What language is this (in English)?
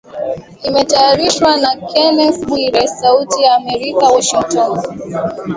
Swahili